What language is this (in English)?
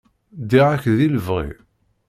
Kabyle